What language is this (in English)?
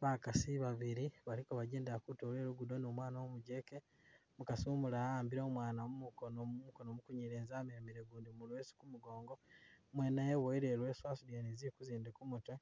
Masaaba